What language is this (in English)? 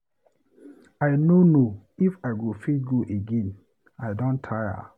Nigerian Pidgin